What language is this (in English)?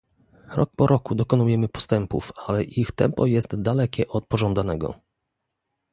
Polish